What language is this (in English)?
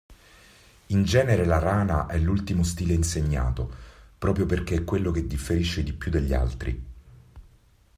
Italian